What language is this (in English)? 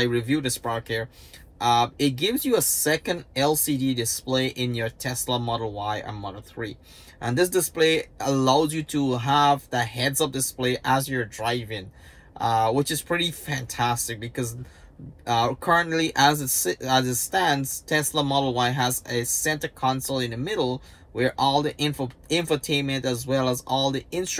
English